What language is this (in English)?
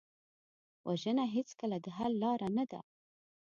Pashto